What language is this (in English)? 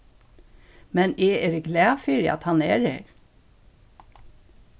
Faroese